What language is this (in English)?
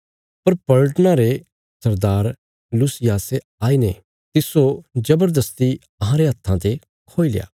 Bilaspuri